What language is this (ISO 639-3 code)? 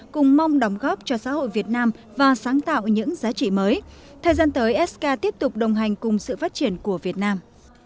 vie